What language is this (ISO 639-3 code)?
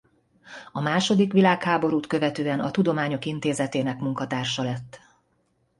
hun